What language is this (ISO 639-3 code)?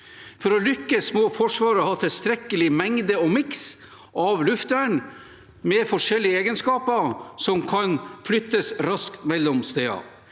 nor